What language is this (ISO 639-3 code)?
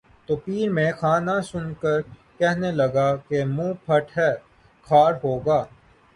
urd